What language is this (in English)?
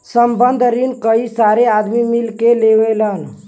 Bhojpuri